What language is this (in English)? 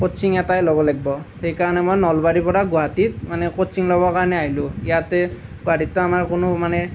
Assamese